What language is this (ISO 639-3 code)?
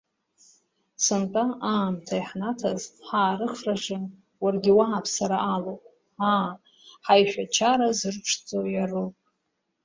abk